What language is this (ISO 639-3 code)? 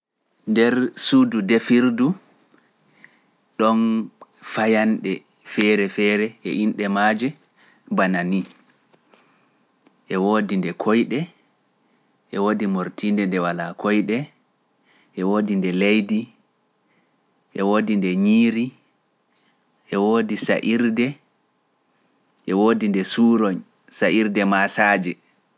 fuf